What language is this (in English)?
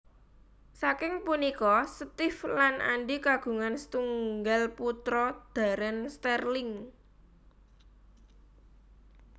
Javanese